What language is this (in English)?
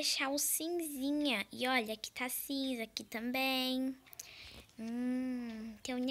Portuguese